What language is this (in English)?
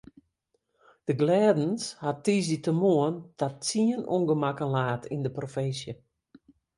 Western Frisian